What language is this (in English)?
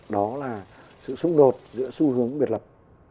Vietnamese